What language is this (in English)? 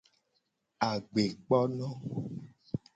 Gen